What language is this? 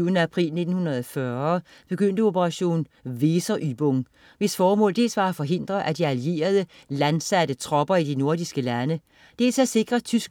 Danish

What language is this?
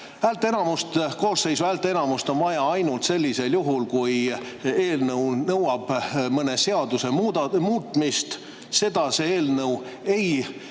Estonian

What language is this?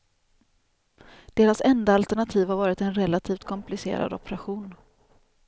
Swedish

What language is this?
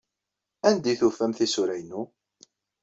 Kabyle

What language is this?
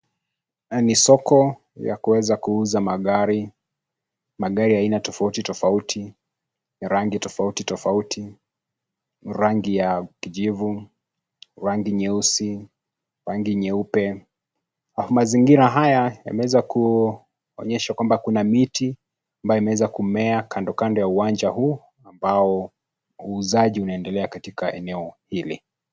Swahili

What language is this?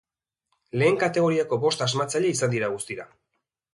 Basque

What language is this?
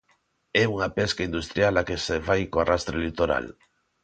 Galician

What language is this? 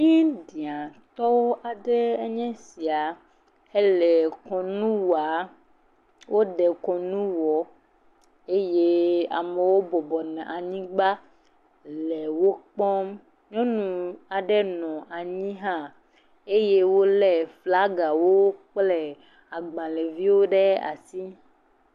Ewe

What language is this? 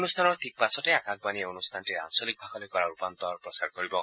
Assamese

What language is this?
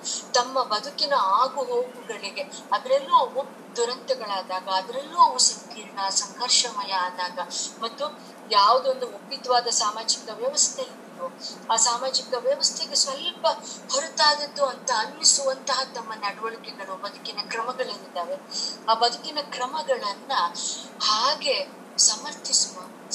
Kannada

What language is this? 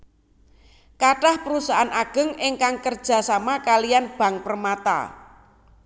Javanese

